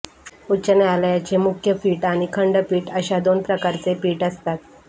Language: Marathi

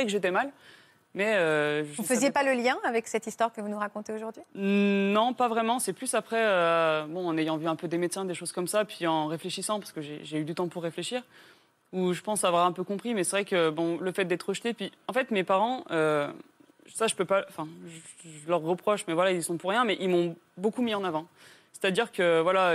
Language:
French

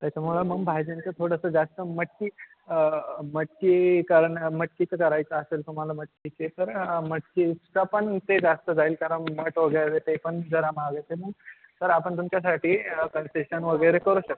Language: Marathi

